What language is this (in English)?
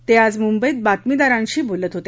Marathi